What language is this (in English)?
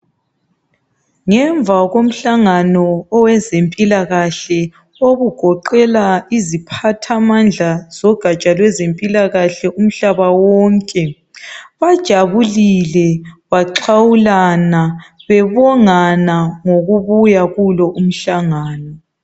North Ndebele